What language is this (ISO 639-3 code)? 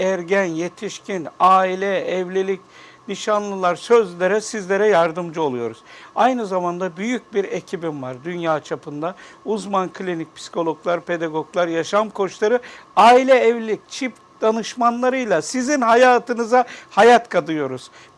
tur